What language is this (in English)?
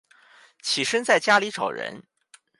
Chinese